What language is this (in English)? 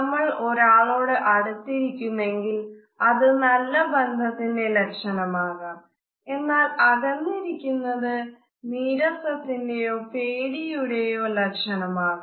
Malayalam